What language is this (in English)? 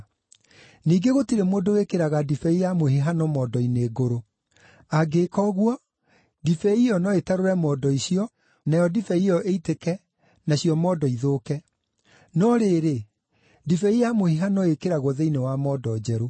Kikuyu